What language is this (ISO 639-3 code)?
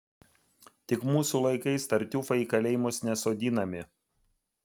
lit